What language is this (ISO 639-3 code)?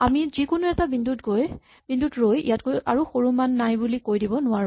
asm